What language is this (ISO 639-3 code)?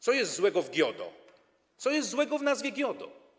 pol